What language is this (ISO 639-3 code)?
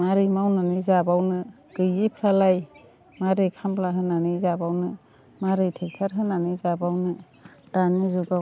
brx